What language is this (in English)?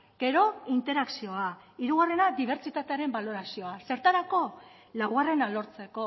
Basque